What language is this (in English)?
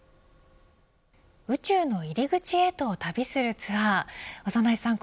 Japanese